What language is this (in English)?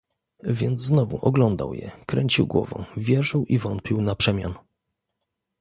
Polish